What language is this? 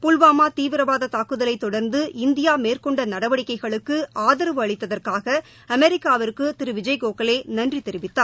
Tamil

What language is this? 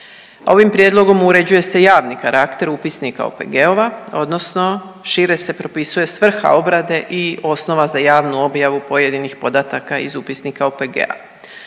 Croatian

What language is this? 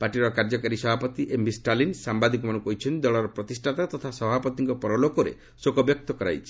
Odia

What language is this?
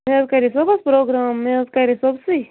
Kashmiri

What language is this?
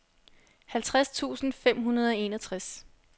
Danish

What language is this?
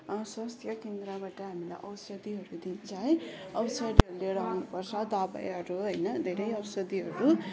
Nepali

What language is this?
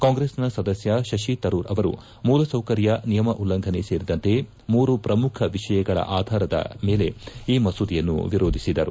Kannada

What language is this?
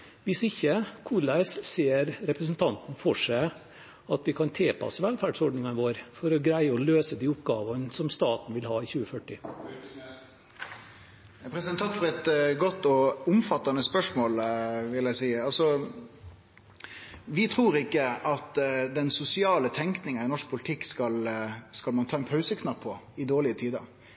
Norwegian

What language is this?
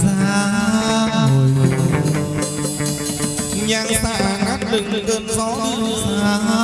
Vietnamese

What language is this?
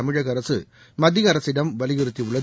Tamil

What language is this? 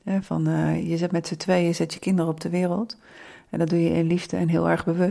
Dutch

